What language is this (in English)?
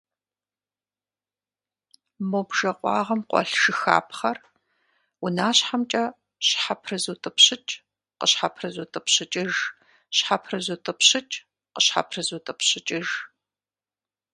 Kabardian